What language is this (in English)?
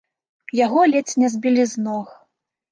Belarusian